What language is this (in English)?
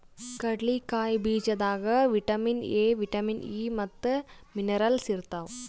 Kannada